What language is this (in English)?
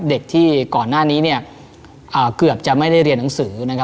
Thai